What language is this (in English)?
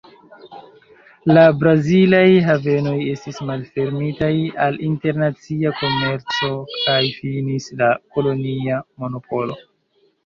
Esperanto